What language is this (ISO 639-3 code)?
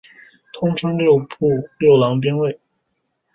zho